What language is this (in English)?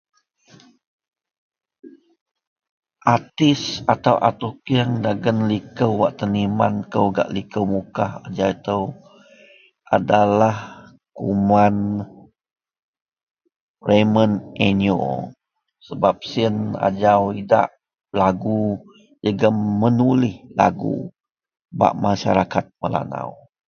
Central Melanau